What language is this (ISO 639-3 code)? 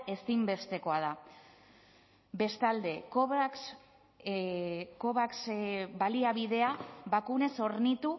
eus